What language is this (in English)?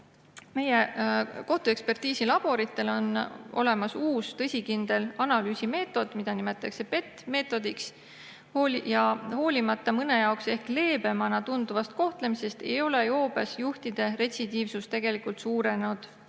Estonian